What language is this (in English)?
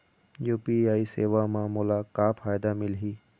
Chhattisgarhi